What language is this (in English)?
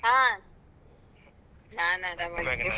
Kannada